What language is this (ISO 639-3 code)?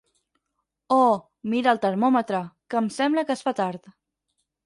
cat